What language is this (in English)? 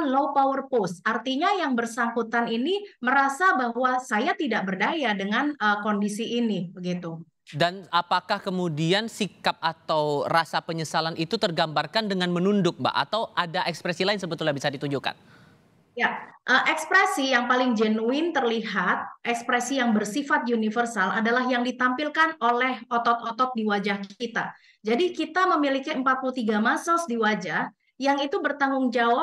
Indonesian